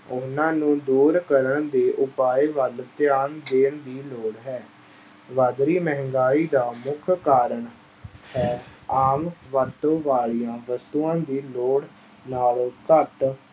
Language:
Punjabi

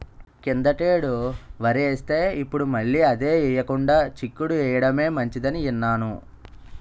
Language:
Telugu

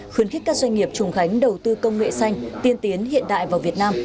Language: Vietnamese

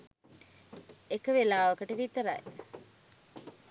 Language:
Sinhala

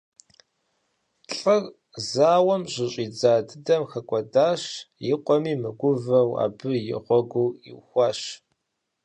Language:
Kabardian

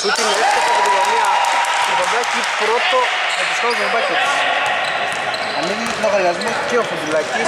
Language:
Greek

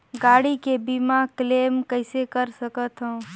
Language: Chhattisgarhi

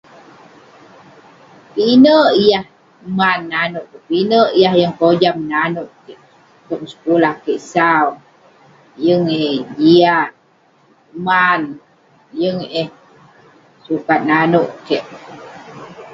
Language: Western Penan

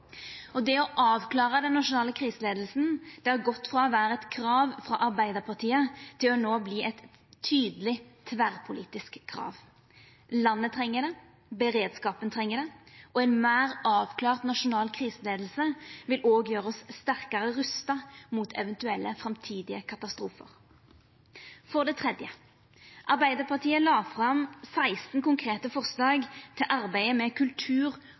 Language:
Norwegian Nynorsk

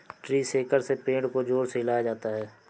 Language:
Hindi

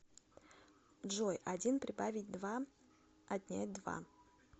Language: Russian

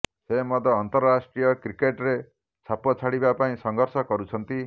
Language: Odia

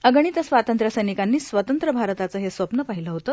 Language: Marathi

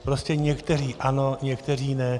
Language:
Czech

